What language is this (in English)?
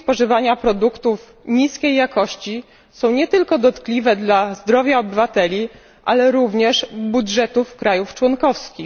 Polish